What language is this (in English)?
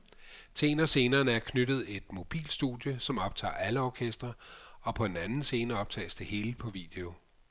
Danish